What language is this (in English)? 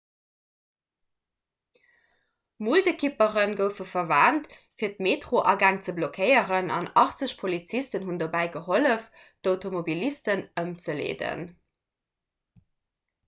Luxembourgish